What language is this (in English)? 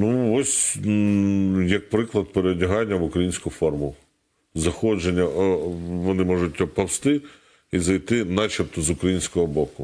Ukrainian